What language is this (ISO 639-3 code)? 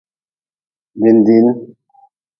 nmz